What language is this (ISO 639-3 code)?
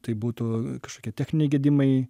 lit